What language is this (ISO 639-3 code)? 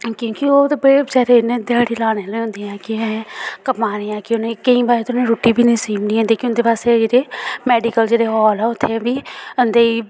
doi